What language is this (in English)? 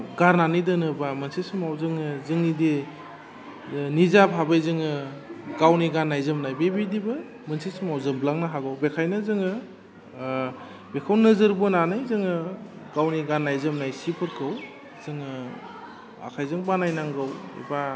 Bodo